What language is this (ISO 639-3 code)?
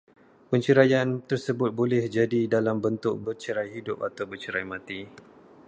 msa